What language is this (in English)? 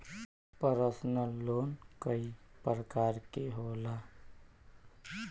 Bhojpuri